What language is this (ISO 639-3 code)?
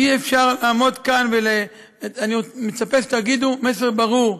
heb